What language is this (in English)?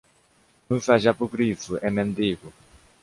Portuguese